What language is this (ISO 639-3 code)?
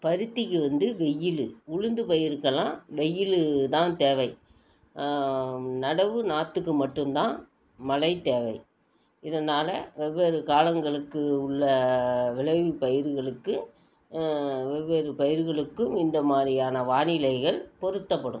tam